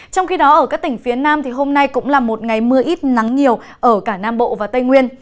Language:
Vietnamese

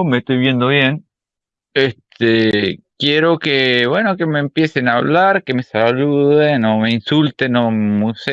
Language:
Spanish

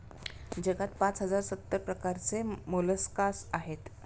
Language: Marathi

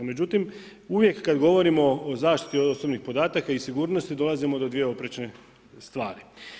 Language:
Croatian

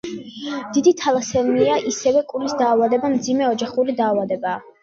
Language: Georgian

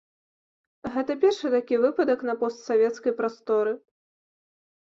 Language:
Belarusian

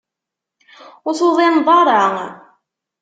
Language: Kabyle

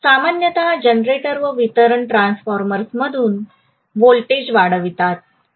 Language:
Marathi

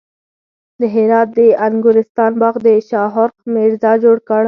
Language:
Pashto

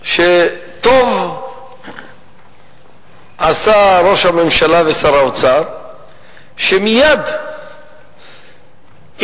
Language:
Hebrew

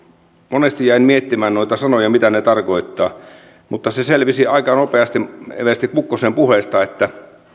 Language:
Finnish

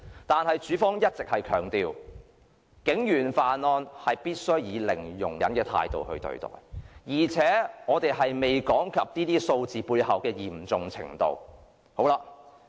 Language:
Cantonese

